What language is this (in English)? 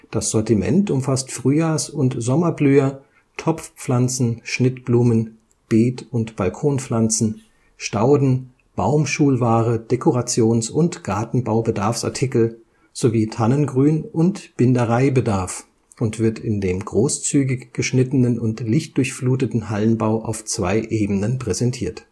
German